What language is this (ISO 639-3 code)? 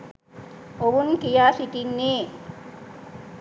sin